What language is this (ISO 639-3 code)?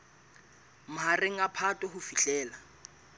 sot